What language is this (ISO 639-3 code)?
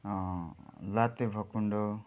nep